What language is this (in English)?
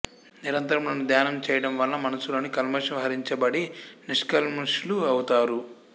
Telugu